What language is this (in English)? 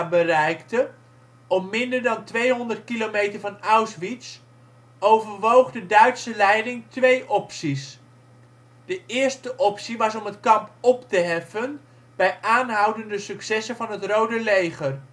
Dutch